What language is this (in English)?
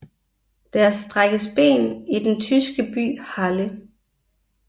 Danish